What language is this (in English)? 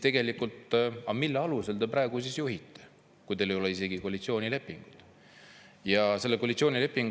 Estonian